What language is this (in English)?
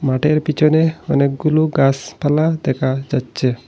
Bangla